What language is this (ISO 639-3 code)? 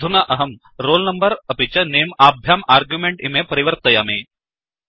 san